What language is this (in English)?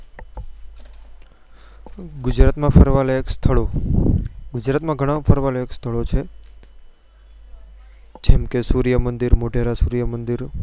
Gujarati